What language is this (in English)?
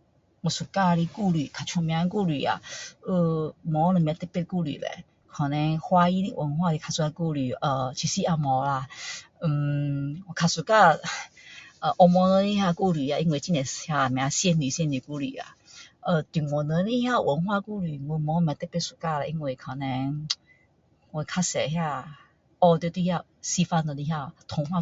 Min Dong Chinese